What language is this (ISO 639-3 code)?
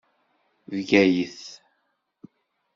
kab